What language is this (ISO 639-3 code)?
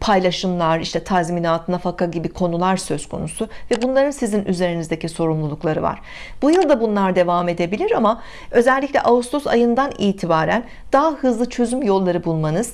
tur